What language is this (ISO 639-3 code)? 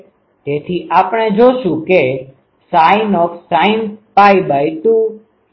guj